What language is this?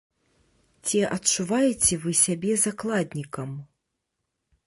Belarusian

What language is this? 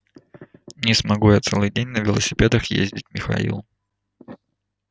Russian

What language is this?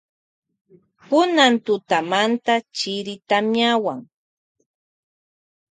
Loja Highland Quichua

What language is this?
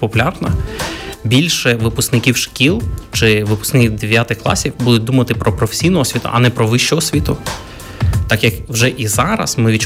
Ukrainian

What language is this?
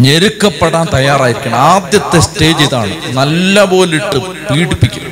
Malayalam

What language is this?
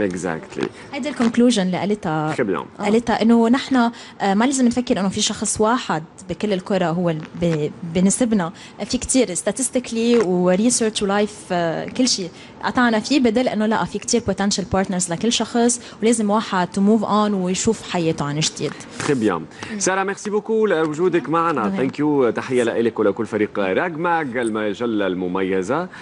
Arabic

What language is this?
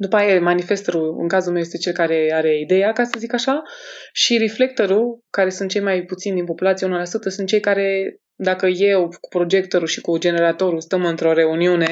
Romanian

